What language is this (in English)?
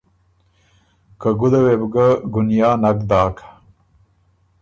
Ormuri